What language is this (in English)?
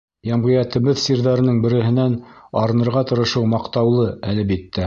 Bashkir